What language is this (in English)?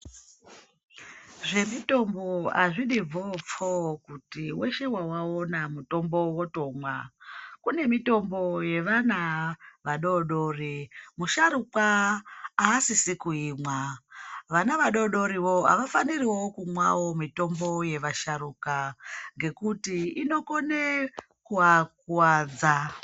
Ndau